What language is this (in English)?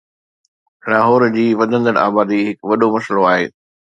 Sindhi